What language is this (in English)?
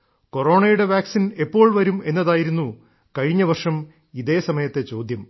Malayalam